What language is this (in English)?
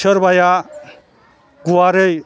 Bodo